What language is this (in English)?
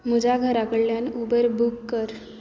Konkani